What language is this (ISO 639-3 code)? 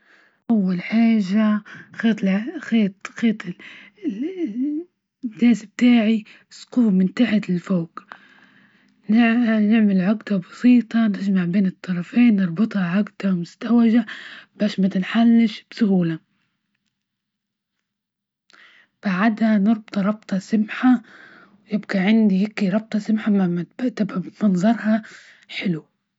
ayl